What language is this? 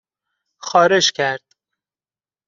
Persian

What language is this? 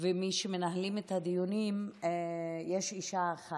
Hebrew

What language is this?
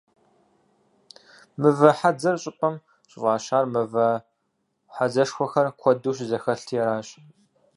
Kabardian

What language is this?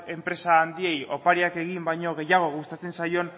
Basque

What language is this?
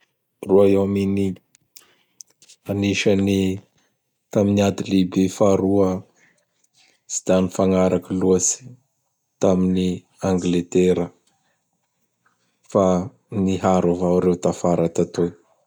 Bara Malagasy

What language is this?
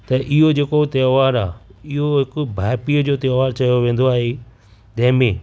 Sindhi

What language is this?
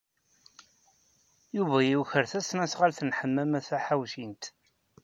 Kabyle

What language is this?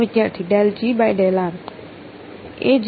Gujarati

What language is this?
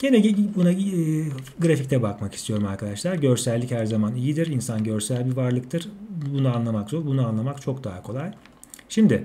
Turkish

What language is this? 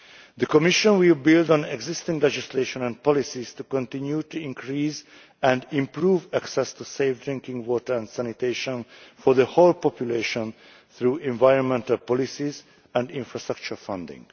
English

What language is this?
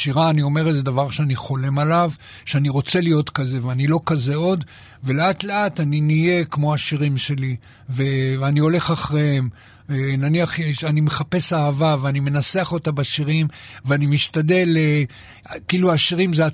Hebrew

